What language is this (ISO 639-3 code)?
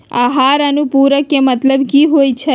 mag